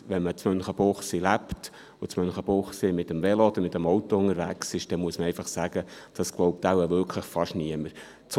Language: Swiss German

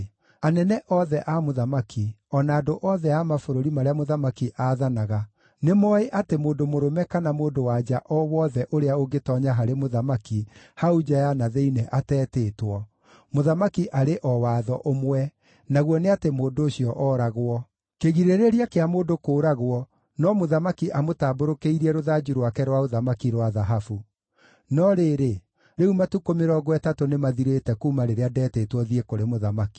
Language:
Kikuyu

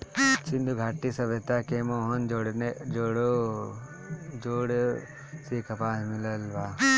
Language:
Bhojpuri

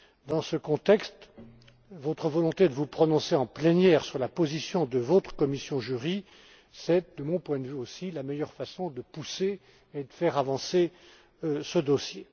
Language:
French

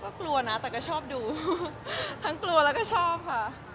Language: Thai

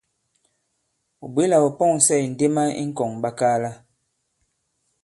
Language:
Bankon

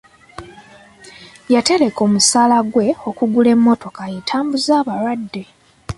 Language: Ganda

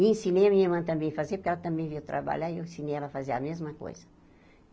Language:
Portuguese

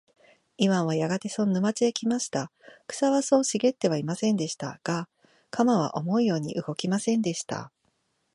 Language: Japanese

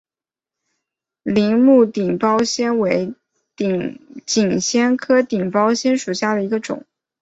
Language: Chinese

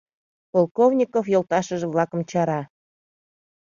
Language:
Mari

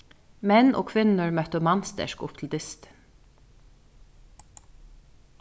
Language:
Faroese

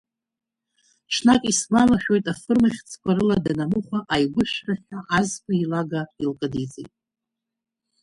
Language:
Abkhazian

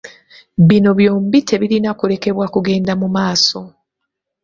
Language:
Ganda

